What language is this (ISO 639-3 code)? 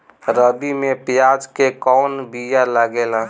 bho